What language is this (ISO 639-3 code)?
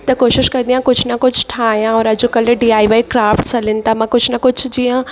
snd